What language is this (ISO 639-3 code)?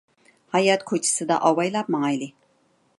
uig